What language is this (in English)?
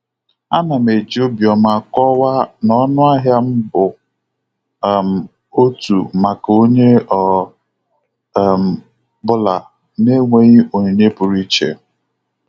Igbo